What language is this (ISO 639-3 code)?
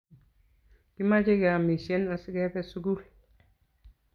kln